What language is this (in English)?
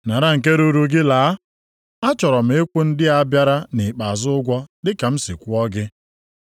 Igbo